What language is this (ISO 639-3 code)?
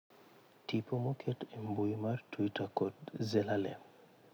luo